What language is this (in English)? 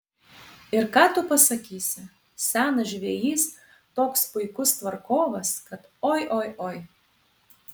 Lithuanian